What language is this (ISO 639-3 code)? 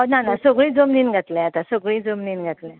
kok